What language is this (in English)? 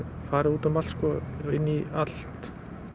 Icelandic